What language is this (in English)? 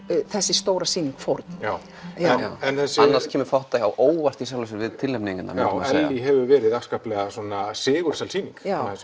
Icelandic